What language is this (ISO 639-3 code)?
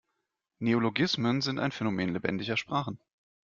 deu